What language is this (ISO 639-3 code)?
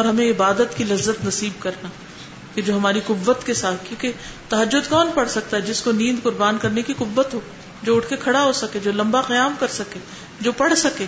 urd